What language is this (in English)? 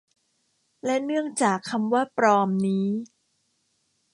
Thai